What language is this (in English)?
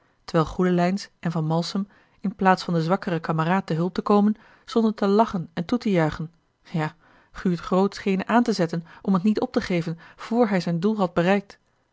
Dutch